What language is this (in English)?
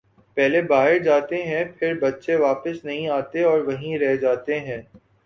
Urdu